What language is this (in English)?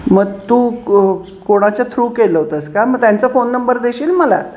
Marathi